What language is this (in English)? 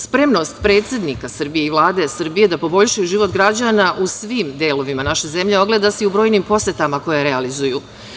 Serbian